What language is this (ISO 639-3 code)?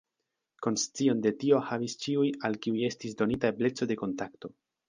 epo